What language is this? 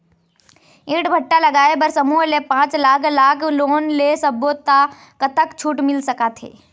Chhattisgarhi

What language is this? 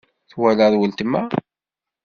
Kabyle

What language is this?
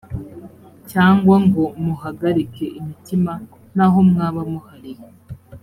Kinyarwanda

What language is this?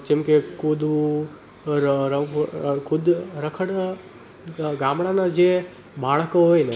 Gujarati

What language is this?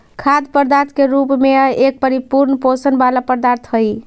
Magahi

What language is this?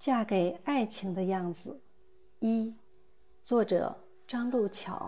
Chinese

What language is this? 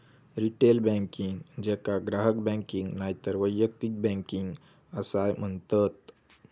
Marathi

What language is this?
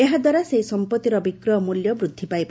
Odia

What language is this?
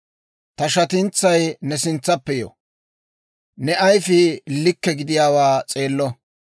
Dawro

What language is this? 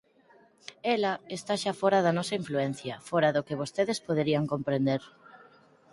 Galician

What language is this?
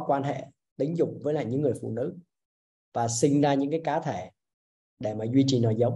Vietnamese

